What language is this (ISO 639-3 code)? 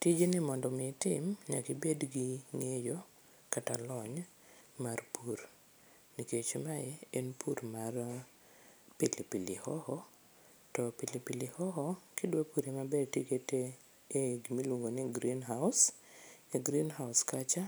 luo